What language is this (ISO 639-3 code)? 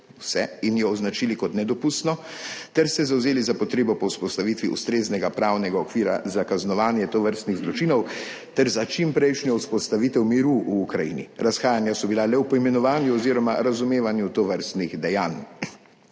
slv